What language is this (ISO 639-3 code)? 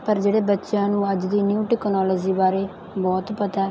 pan